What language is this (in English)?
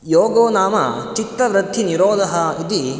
Sanskrit